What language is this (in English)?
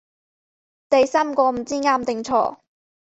Cantonese